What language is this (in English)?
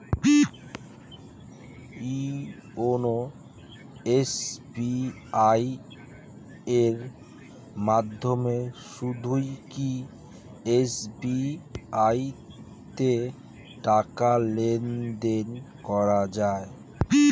Bangla